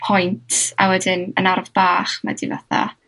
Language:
Welsh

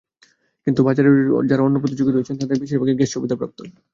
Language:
Bangla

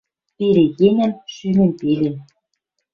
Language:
Western Mari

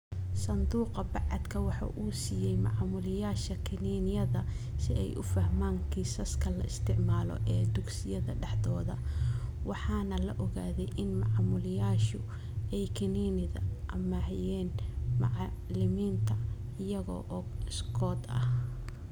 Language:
Somali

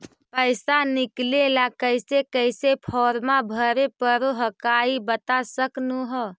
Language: Magahi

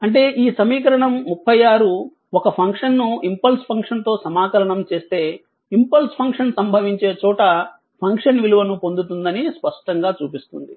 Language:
Telugu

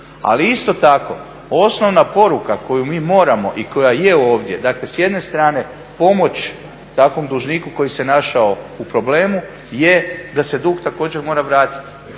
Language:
Croatian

